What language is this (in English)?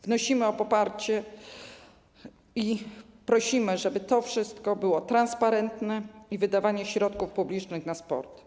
Polish